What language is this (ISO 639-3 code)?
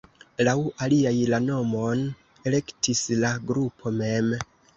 epo